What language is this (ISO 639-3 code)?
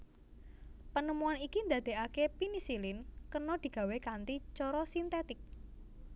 jav